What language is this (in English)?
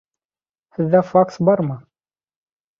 Bashkir